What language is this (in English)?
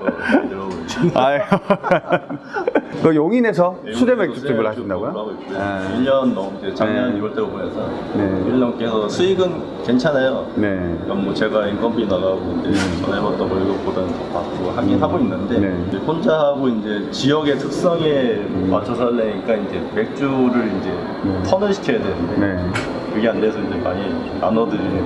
Korean